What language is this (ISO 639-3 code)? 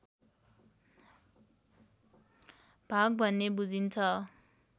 nep